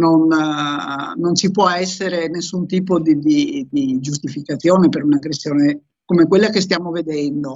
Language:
Italian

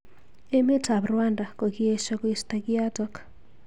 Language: Kalenjin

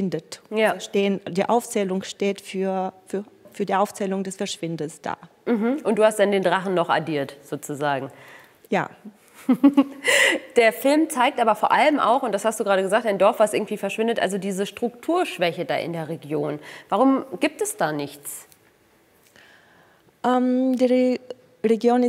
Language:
German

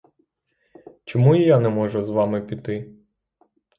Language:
Ukrainian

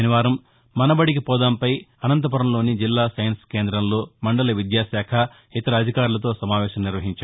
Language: Telugu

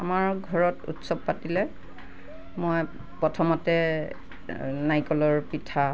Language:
Assamese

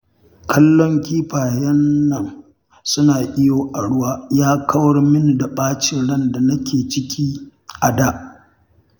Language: Hausa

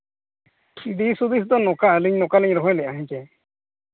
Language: Santali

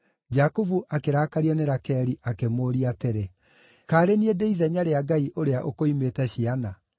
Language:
Kikuyu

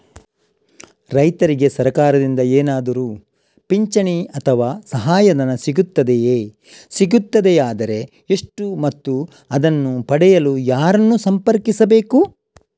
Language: Kannada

